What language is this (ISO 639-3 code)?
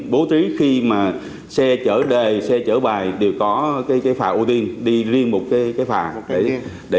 vie